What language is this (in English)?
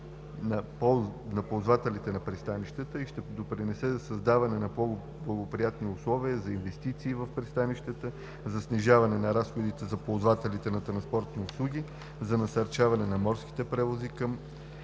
Bulgarian